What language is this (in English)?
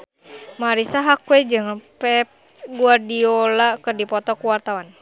Sundanese